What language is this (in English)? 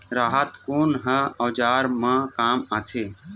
Chhattisgarhi